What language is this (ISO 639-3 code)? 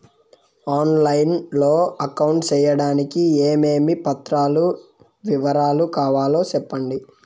tel